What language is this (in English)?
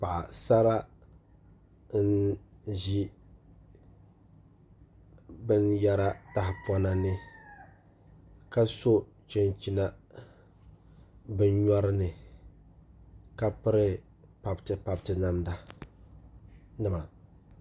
Dagbani